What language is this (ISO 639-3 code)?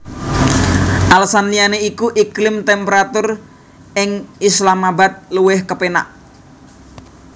jav